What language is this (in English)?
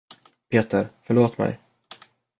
Swedish